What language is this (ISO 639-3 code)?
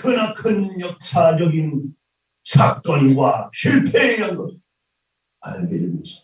kor